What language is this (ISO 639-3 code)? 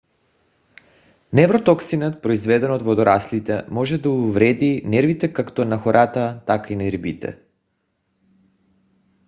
bul